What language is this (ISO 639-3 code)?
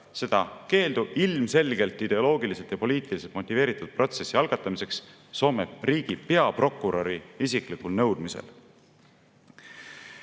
est